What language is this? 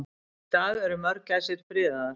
Icelandic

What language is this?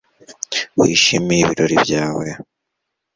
Kinyarwanda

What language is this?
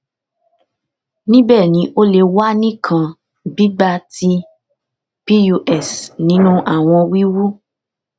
Yoruba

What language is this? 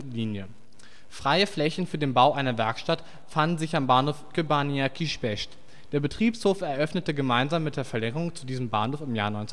German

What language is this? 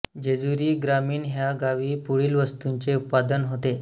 Marathi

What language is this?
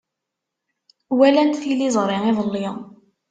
Kabyle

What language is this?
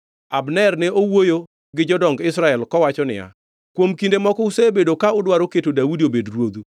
Luo (Kenya and Tanzania)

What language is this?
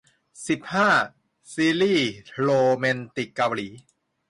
Thai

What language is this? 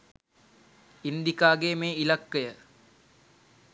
Sinhala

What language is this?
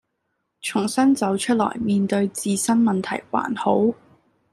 Cantonese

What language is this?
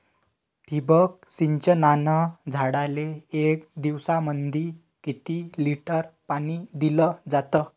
Marathi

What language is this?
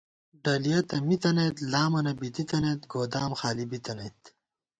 Gawar-Bati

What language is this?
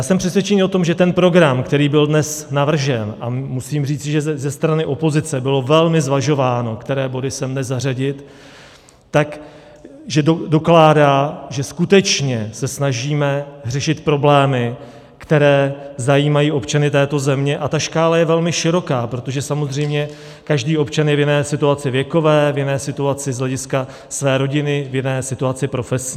Czech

